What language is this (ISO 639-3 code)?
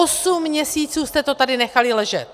ces